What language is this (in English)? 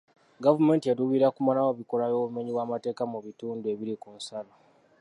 Ganda